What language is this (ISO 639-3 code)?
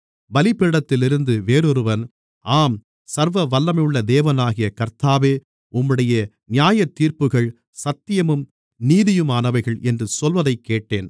tam